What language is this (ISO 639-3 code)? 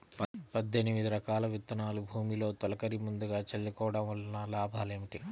tel